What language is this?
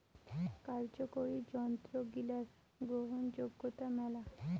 Bangla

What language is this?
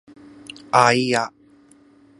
Japanese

